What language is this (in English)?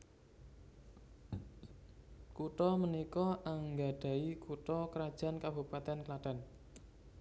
Javanese